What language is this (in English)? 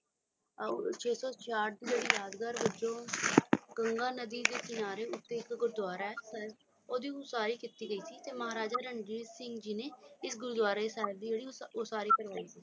Punjabi